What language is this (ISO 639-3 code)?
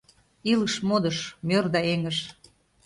chm